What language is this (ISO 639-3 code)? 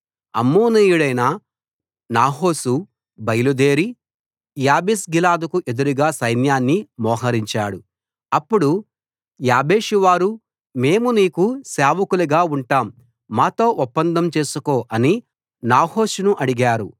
tel